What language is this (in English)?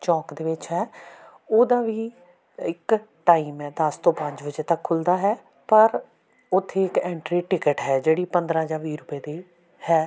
Punjabi